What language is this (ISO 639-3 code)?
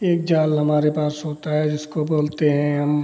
hin